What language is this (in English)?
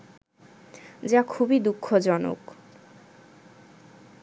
Bangla